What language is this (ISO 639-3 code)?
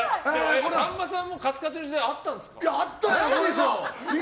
jpn